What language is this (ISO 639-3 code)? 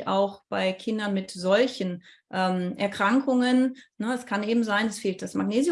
deu